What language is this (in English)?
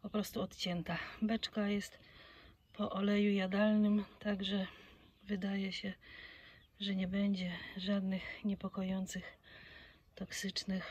Polish